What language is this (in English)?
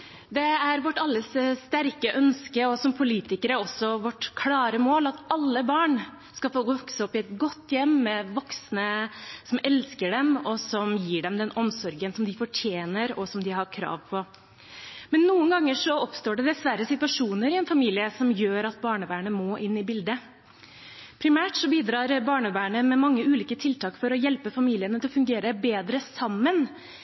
Norwegian Bokmål